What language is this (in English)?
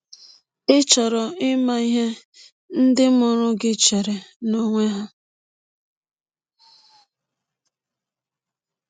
Igbo